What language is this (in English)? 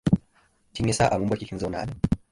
Hausa